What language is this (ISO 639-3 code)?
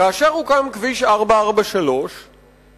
heb